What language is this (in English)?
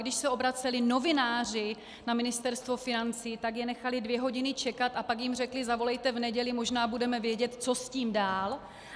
Czech